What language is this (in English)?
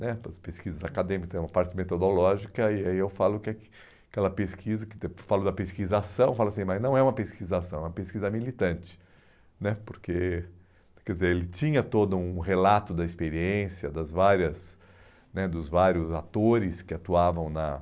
Portuguese